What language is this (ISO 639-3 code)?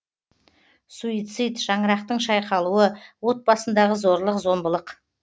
kaz